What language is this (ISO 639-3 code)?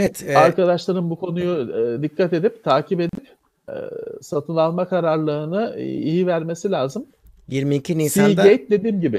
tur